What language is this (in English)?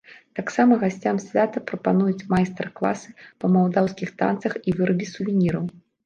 Belarusian